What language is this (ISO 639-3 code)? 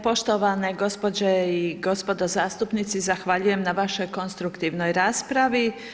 hrv